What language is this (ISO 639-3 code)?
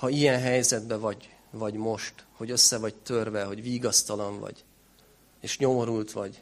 hun